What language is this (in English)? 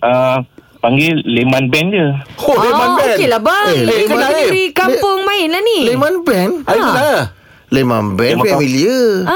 Malay